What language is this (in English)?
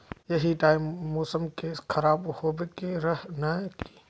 Magahi